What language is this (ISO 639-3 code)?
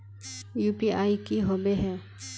mag